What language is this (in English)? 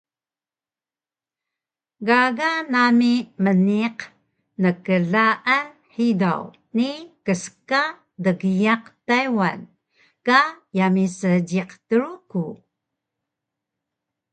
Taroko